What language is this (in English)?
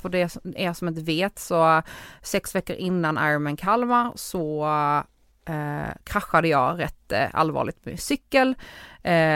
Swedish